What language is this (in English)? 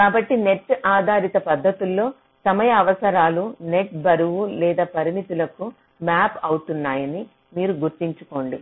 Telugu